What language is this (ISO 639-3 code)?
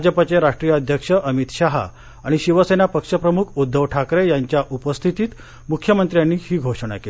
mar